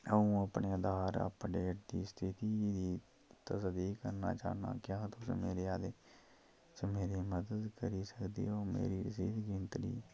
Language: Dogri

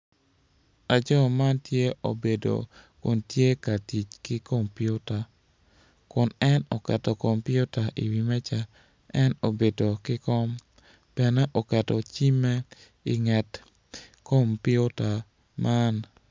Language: Acoli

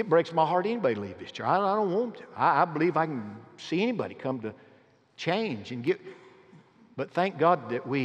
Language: English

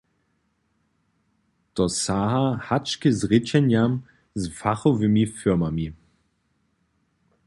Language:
Upper Sorbian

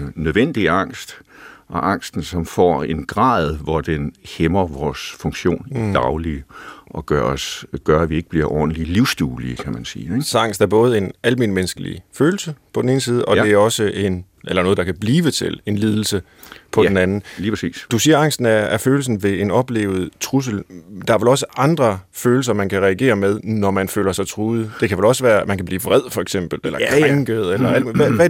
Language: Danish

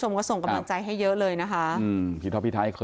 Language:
Thai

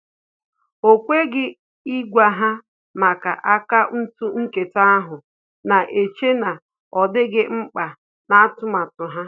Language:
Igbo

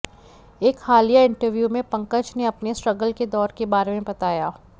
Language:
Hindi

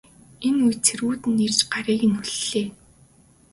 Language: Mongolian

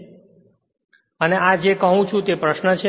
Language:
Gujarati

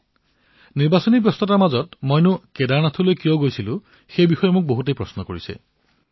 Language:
Assamese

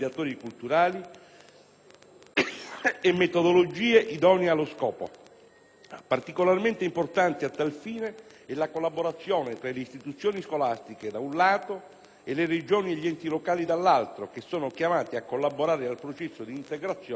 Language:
Italian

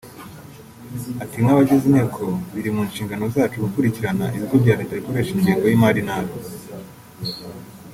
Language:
Kinyarwanda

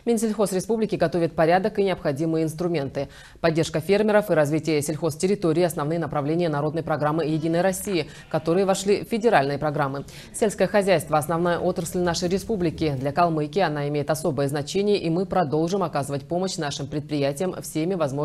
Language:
Russian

